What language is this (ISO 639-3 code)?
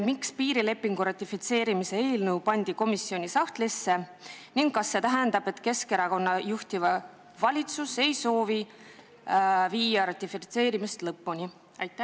est